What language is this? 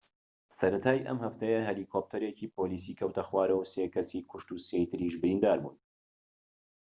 Central Kurdish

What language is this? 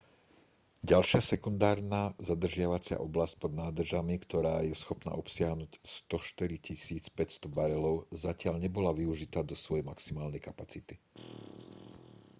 Slovak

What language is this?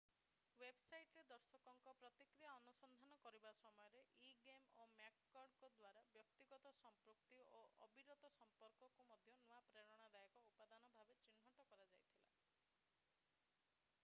Odia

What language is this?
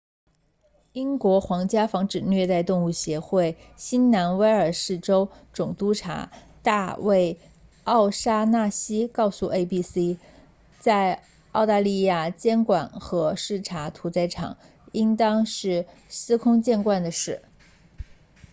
Chinese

